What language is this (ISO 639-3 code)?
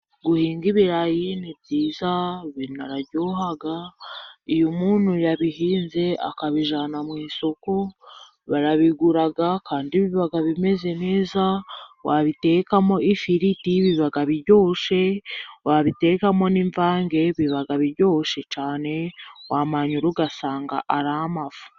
kin